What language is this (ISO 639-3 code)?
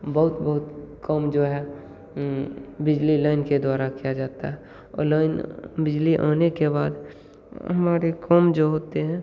hin